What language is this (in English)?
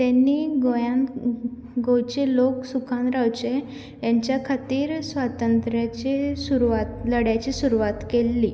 Konkani